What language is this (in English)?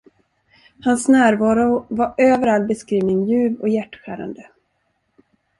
Swedish